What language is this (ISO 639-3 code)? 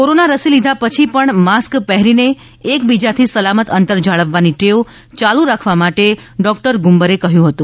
guj